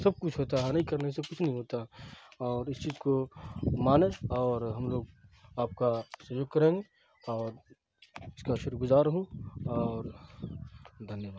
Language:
Urdu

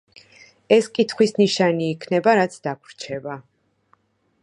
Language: Georgian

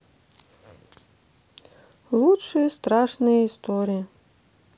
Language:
Russian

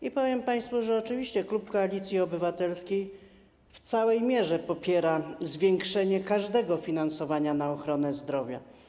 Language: Polish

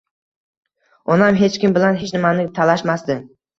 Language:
Uzbek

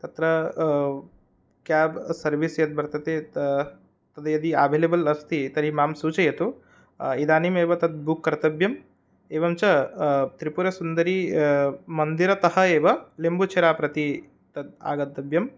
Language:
Sanskrit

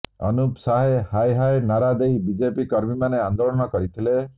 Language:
Odia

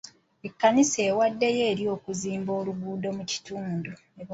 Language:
Ganda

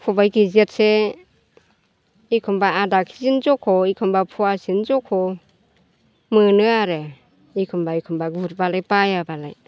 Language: Bodo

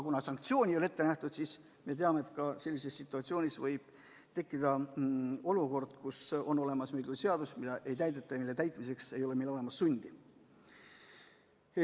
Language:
Estonian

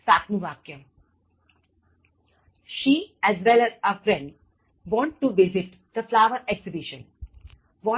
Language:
Gujarati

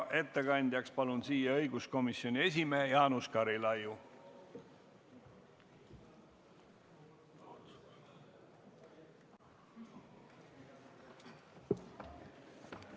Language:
Estonian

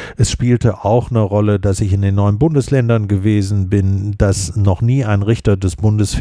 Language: German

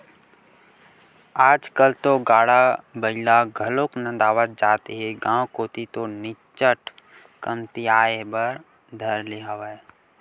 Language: Chhattisgarhi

